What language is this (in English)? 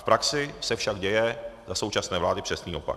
Czech